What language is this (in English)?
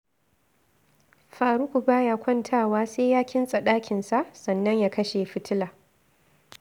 Hausa